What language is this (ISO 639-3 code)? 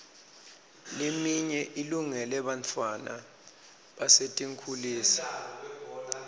ssw